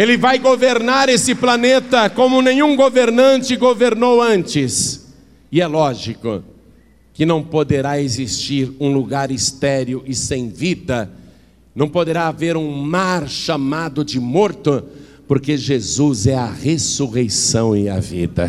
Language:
Portuguese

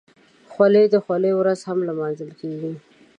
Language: Pashto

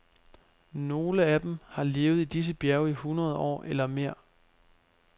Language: Danish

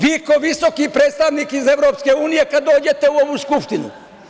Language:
Serbian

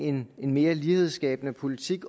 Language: Danish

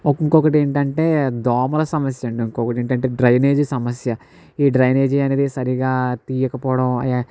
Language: Telugu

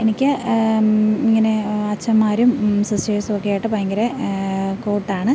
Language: Malayalam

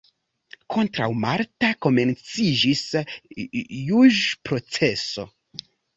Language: Esperanto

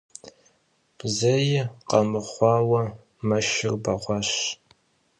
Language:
Kabardian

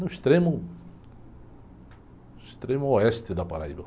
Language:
Portuguese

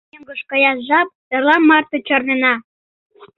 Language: Mari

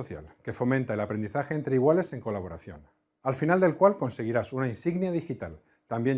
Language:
Spanish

